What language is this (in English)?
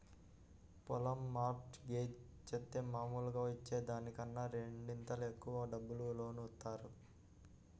Telugu